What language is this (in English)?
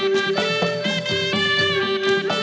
Thai